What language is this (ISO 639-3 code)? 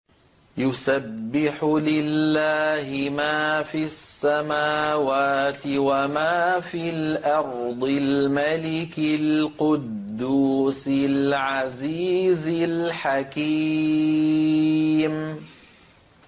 ara